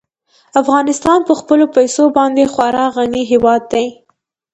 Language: Pashto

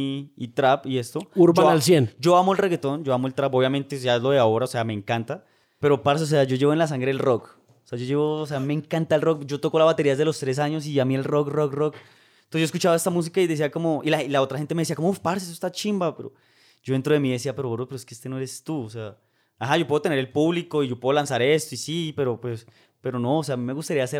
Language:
Spanish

